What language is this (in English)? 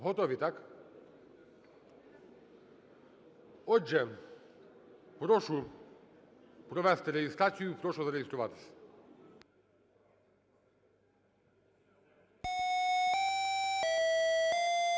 Ukrainian